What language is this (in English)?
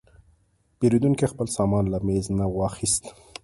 Pashto